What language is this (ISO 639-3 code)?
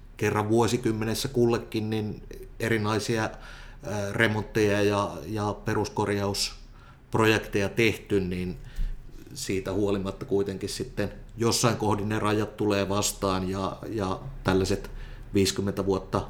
fin